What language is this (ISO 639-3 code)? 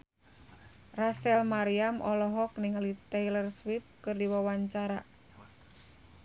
sun